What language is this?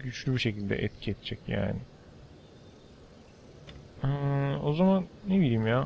Turkish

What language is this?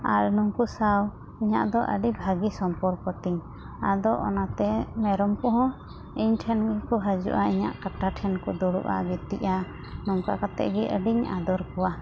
Santali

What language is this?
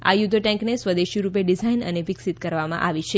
Gujarati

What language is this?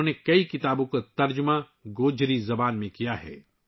Urdu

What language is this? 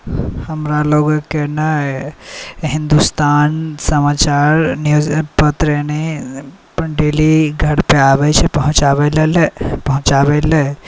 Maithili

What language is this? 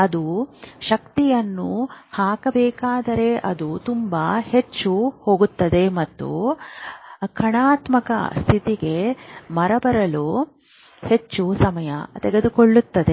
Kannada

